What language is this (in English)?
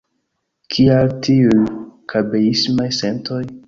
Esperanto